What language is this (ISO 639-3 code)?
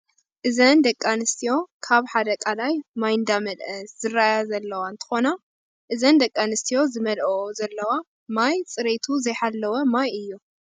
tir